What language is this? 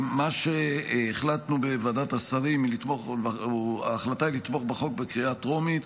Hebrew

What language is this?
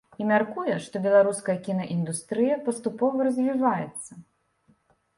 Belarusian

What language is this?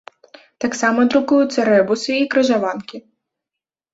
Belarusian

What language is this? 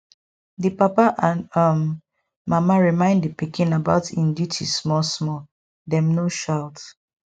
Nigerian Pidgin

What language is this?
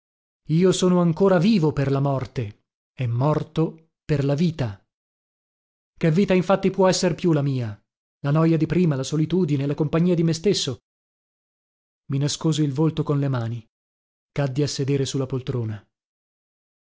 Italian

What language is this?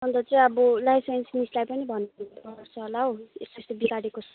Nepali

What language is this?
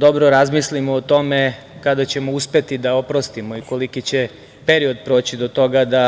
Serbian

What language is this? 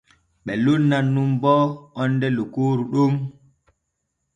Borgu Fulfulde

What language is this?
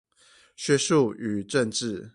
Chinese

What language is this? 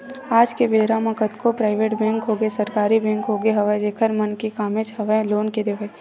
Chhattisgarhi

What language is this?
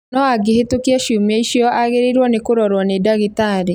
Kikuyu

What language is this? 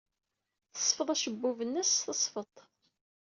Kabyle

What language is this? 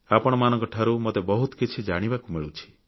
Odia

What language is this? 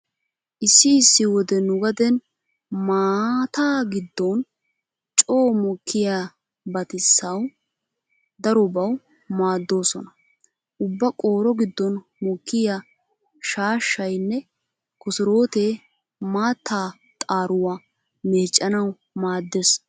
Wolaytta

